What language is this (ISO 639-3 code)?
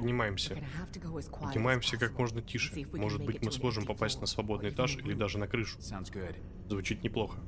rus